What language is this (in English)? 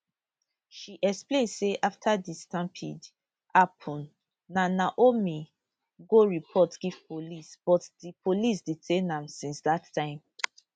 Nigerian Pidgin